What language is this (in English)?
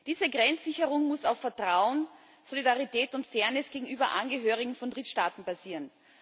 German